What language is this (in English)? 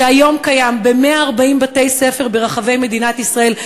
Hebrew